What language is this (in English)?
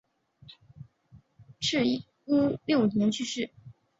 Chinese